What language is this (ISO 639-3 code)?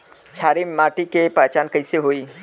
bho